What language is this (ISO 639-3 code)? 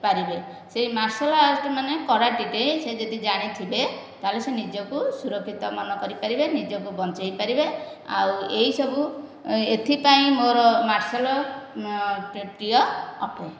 ori